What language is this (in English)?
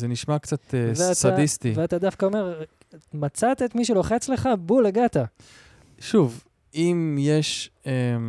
Hebrew